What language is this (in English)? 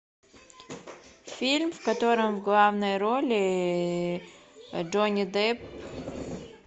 Russian